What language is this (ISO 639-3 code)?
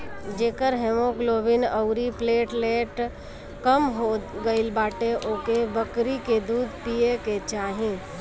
bho